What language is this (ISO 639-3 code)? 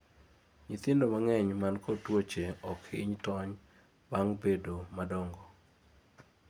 luo